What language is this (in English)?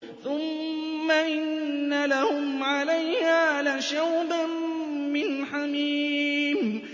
Arabic